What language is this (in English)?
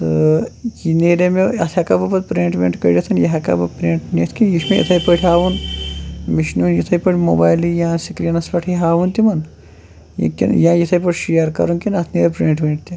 Kashmiri